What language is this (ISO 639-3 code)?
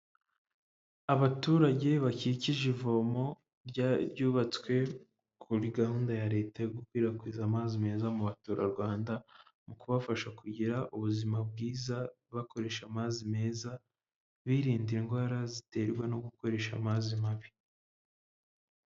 kin